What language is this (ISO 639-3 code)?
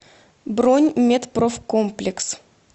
rus